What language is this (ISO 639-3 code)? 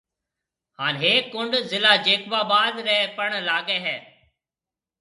mve